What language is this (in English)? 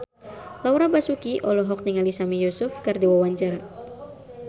Sundanese